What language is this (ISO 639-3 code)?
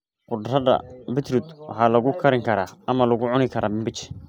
som